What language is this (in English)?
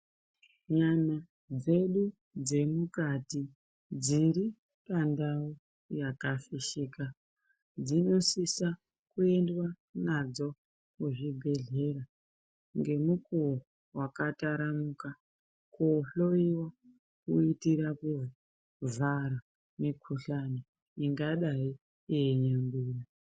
Ndau